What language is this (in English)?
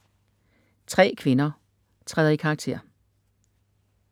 Danish